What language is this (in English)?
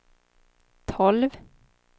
Swedish